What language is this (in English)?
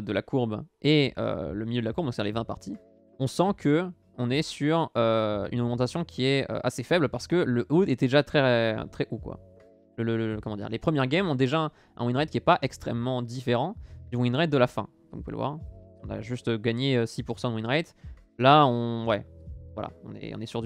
French